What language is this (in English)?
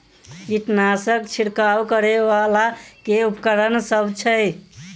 Maithili